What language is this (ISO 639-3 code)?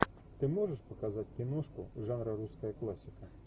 rus